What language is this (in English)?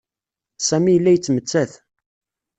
Kabyle